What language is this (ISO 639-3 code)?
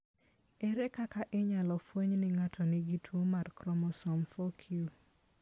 luo